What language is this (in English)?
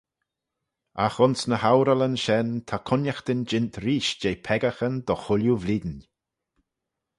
Manx